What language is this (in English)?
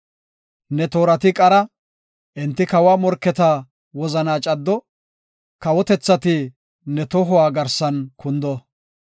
Gofa